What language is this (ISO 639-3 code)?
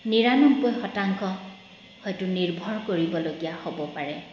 asm